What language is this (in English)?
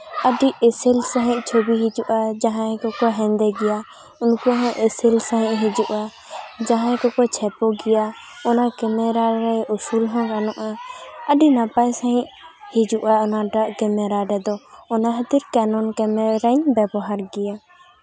Santali